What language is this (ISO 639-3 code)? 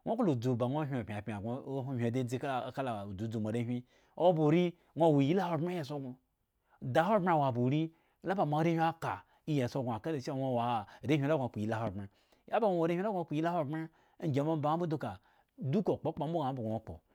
ego